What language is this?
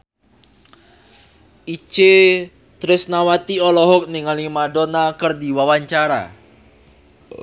Sundanese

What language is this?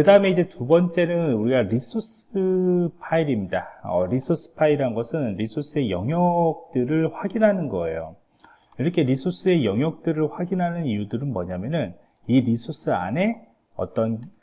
Korean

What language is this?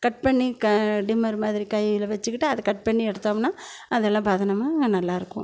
Tamil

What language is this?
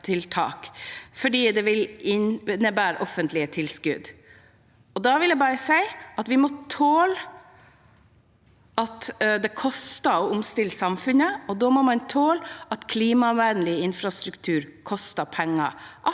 Norwegian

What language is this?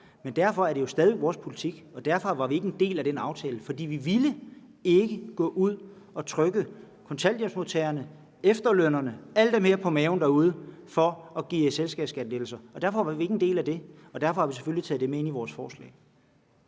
Danish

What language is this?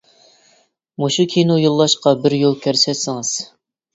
Uyghur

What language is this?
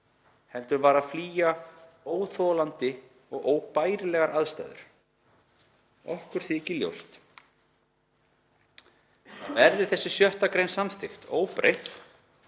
Icelandic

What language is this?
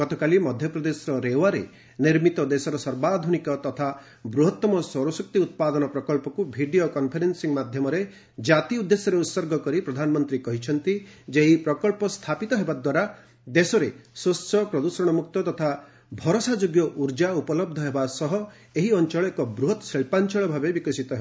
Odia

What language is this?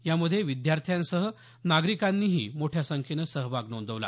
Marathi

